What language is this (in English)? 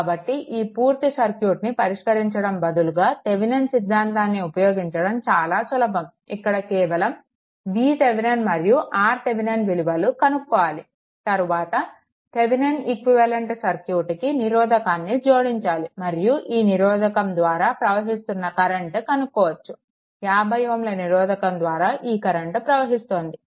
Telugu